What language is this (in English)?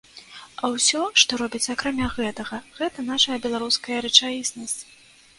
Belarusian